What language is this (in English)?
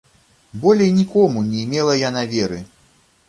Belarusian